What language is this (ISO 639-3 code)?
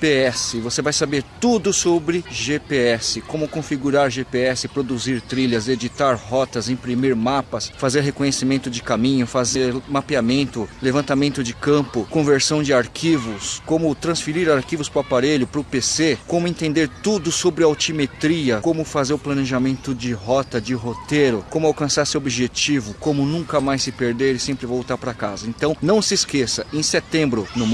por